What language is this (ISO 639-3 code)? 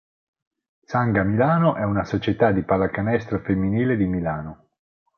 ita